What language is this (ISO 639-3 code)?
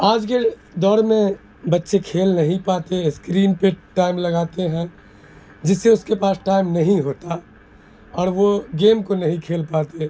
urd